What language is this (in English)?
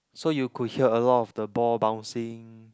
English